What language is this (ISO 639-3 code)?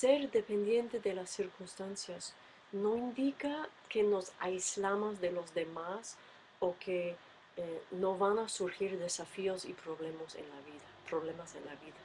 spa